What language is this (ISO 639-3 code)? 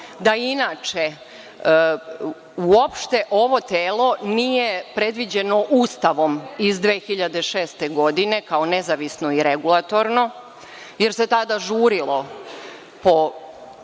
srp